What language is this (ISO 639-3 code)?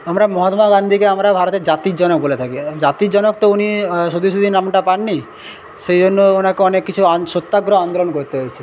ben